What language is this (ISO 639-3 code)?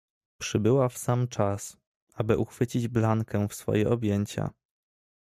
pol